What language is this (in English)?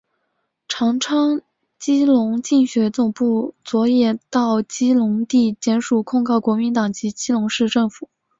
Chinese